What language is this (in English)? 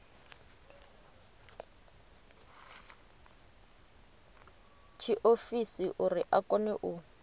Venda